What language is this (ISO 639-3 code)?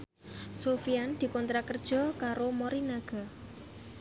jav